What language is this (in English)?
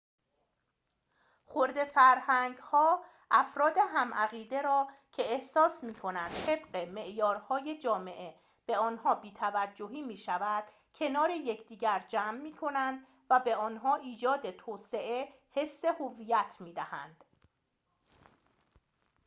Persian